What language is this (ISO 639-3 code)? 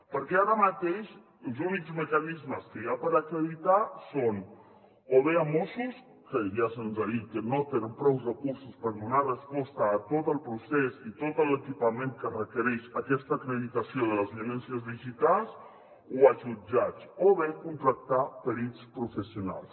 cat